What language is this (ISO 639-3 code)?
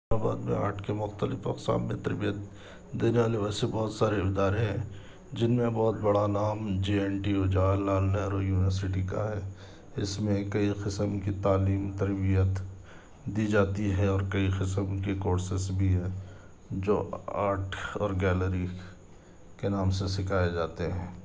urd